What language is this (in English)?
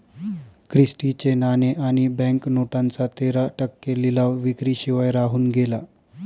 Marathi